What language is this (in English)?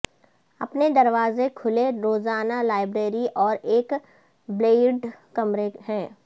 Urdu